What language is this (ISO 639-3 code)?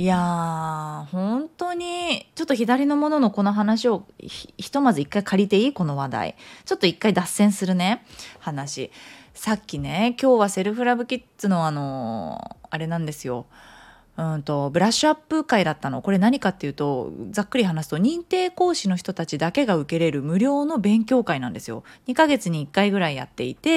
jpn